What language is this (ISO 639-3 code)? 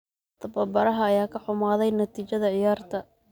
som